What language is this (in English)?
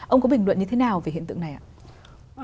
Vietnamese